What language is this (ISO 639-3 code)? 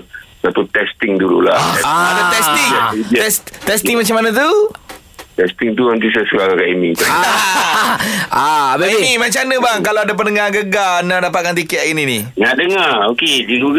msa